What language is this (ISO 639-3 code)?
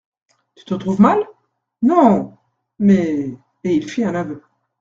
fra